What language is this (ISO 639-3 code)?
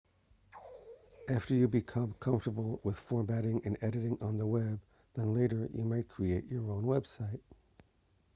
eng